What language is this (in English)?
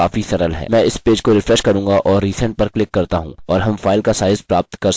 Hindi